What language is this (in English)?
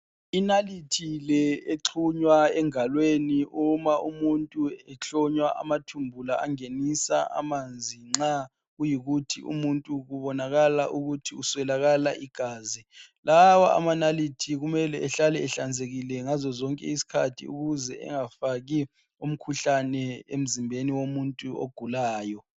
North Ndebele